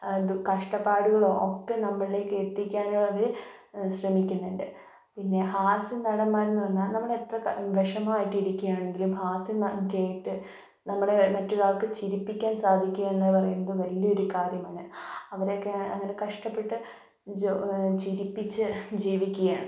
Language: Malayalam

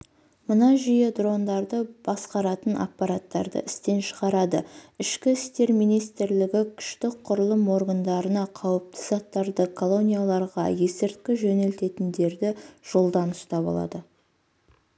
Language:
Kazakh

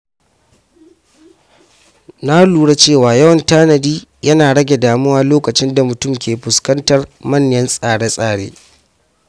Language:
Hausa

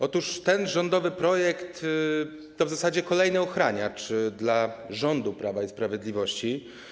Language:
Polish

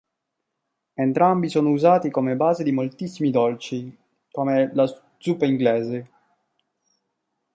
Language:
Italian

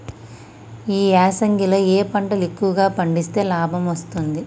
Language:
Telugu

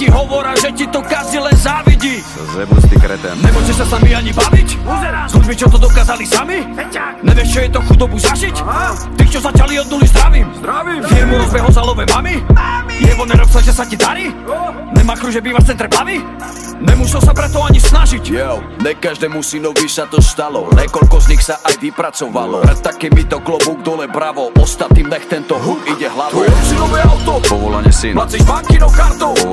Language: Slovak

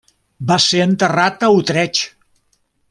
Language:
Catalan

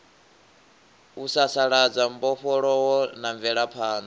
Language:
Venda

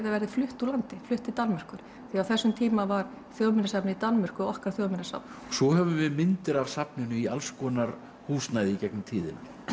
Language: Icelandic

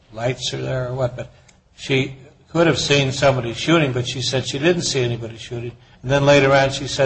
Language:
English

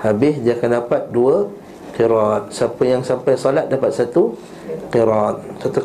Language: Malay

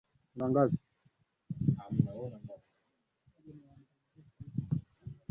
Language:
Swahili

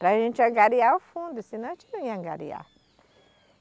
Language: Portuguese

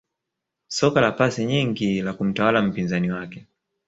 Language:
Swahili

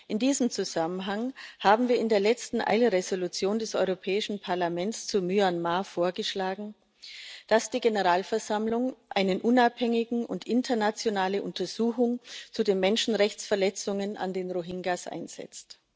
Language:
German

